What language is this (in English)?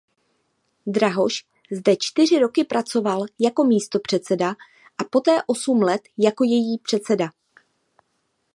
Czech